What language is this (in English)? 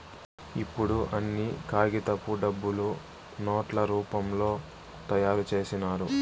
Telugu